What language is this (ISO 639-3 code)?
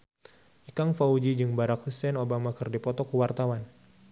sun